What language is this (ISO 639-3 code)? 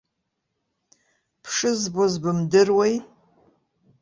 abk